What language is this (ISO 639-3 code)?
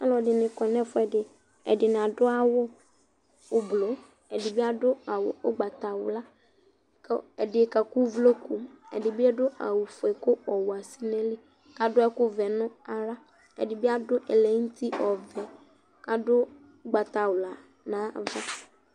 kpo